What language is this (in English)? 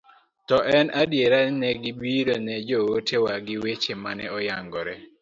Luo (Kenya and Tanzania)